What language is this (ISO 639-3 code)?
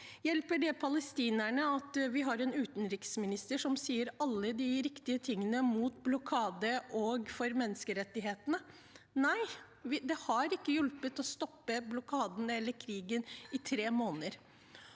nor